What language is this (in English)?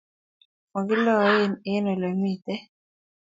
Kalenjin